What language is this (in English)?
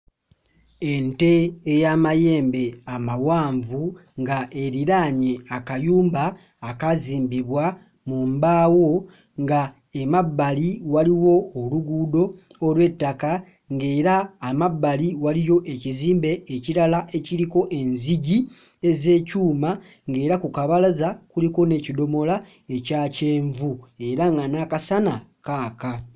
Ganda